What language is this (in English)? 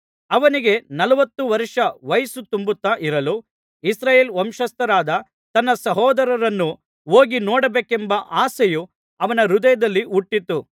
Kannada